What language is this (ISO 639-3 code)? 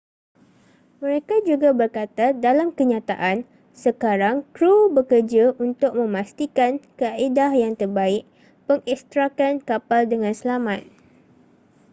msa